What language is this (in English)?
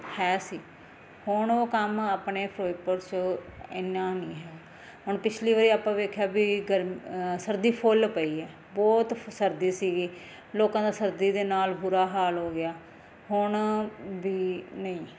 Punjabi